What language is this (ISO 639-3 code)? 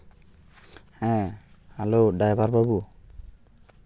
sat